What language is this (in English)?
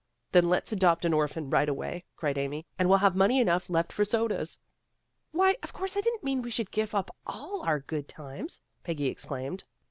English